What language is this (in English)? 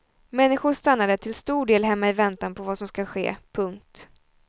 Swedish